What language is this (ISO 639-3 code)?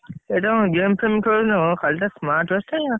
ori